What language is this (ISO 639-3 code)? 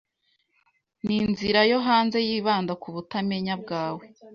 kin